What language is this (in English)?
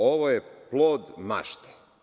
Serbian